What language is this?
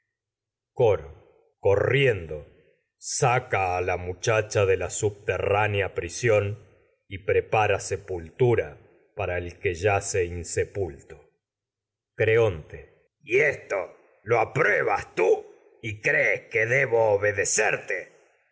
Spanish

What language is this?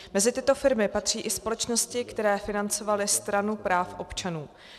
Czech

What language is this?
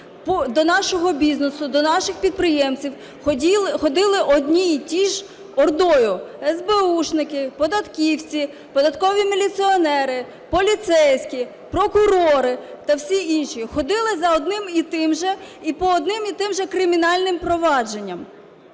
Ukrainian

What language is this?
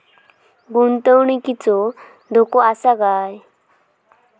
Marathi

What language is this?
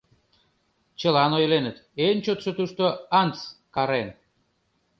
Mari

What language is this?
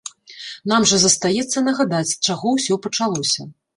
Belarusian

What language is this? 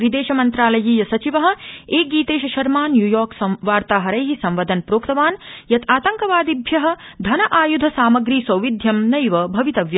Sanskrit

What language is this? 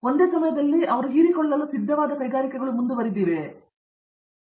Kannada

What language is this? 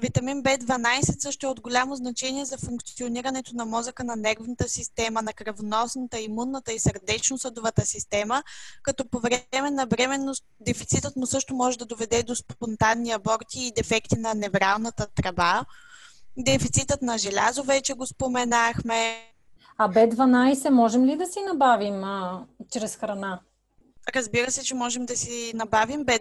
Bulgarian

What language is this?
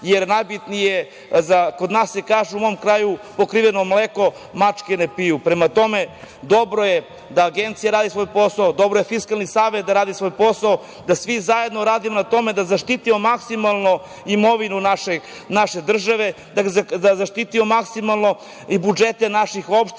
Serbian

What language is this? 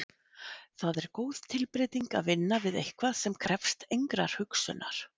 Icelandic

